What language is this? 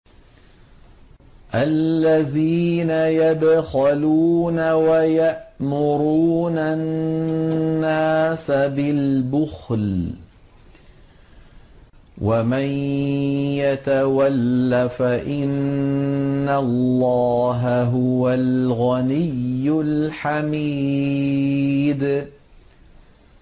Arabic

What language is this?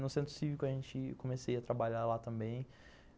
Portuguese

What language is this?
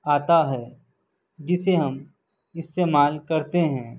Urdu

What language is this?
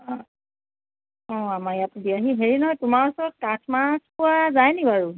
Assamese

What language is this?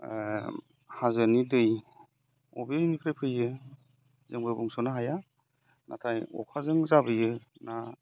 Bodo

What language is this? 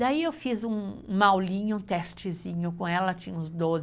Portuguese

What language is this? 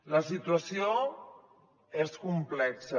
Catalan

